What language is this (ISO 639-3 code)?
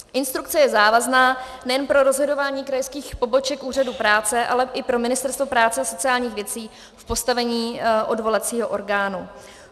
ces